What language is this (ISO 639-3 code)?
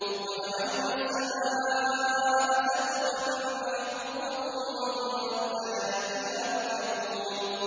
ara